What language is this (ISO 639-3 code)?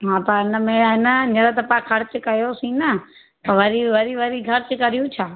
snd